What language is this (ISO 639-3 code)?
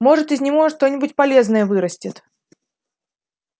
rus